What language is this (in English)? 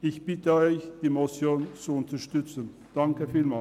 Swiss German